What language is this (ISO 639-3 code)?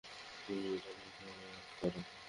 ben